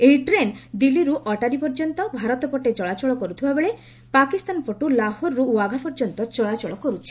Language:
Odia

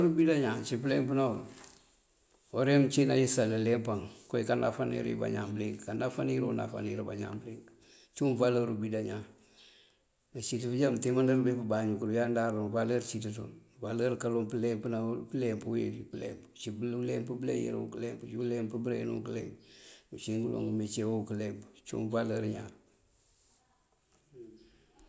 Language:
Mandjak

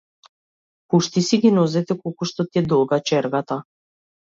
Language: Macedonian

